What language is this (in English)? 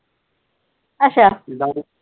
Punjabi